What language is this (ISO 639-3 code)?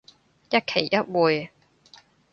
yue